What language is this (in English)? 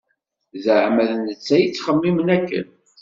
Kabyle